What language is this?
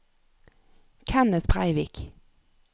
Norwegian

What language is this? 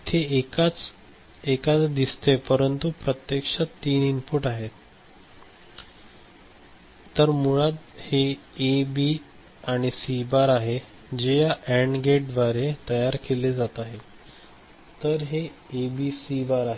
Marathi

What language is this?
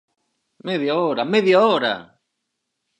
Galician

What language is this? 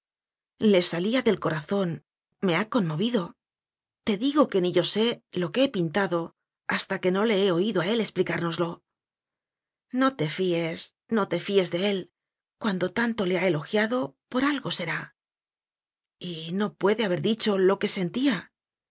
Spanish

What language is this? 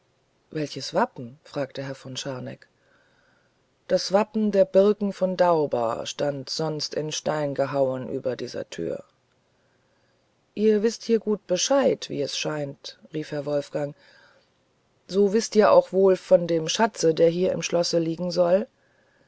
German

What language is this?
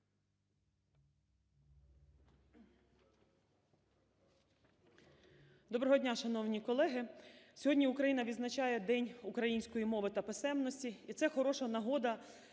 Ukrainian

